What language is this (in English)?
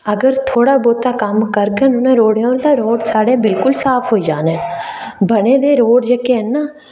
Dogri